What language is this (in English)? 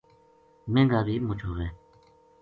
Gujari